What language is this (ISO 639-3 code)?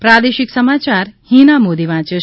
guj